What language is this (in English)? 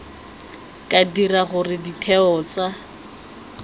Tswana